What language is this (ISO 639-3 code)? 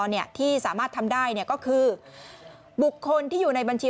tha